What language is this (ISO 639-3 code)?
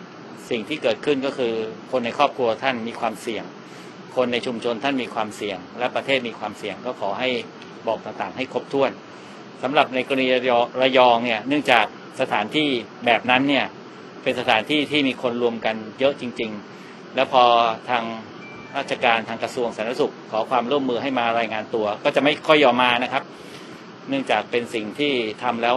tha